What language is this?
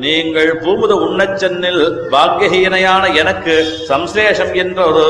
Tamil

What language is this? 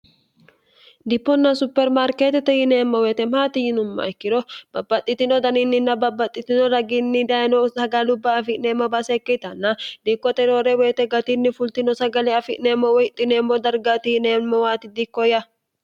Sidamo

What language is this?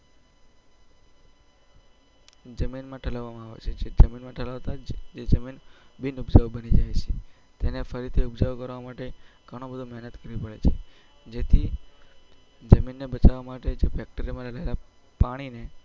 Gujarati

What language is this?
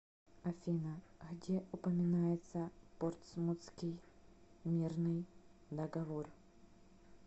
Russian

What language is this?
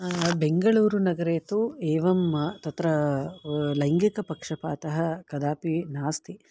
Sanskrit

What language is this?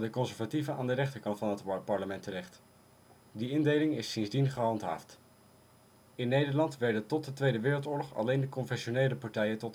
Dutch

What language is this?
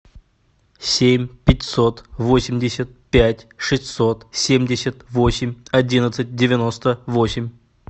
Russian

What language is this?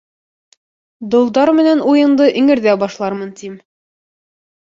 Bashkir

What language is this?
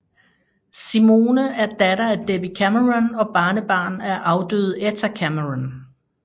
Danish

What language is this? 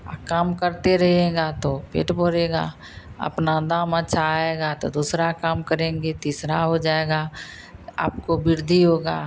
Hindi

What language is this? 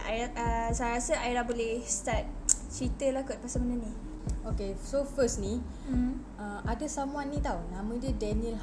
Malay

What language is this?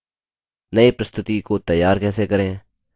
Hindi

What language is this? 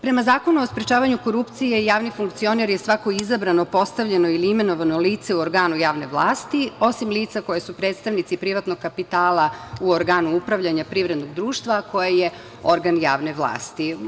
Serbian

